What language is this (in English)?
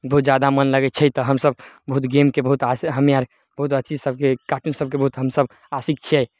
Maithili